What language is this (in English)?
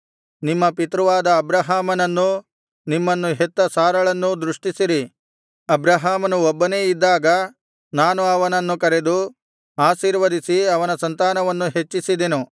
Kannada